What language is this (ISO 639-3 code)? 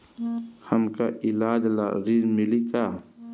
bho